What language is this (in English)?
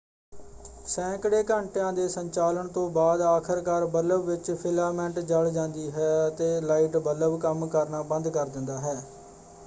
Punjabi